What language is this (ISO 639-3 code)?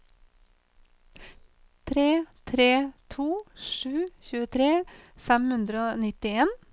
nor